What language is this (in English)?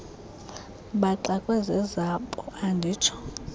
Xhosa